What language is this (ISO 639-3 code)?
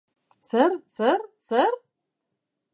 eus